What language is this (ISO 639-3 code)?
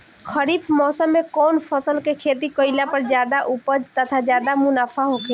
bho